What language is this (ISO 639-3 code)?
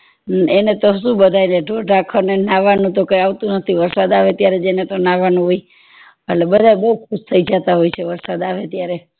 guj